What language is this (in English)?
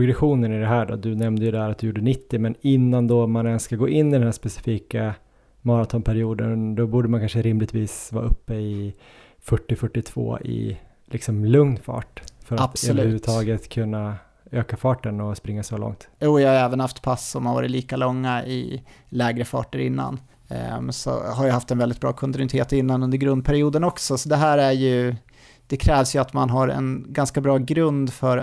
Swedish